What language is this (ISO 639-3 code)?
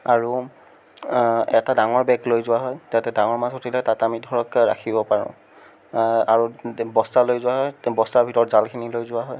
asm